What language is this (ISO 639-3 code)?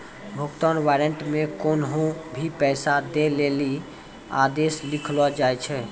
mai